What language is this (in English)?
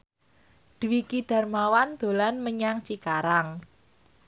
Javanese